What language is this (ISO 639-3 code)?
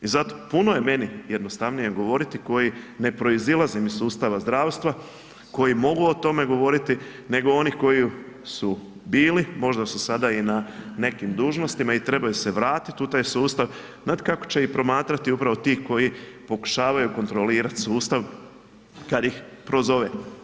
hrv